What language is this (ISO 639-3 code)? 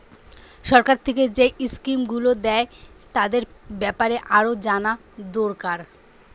ben